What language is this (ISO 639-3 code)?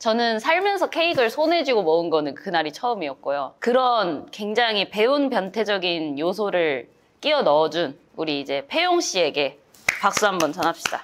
kor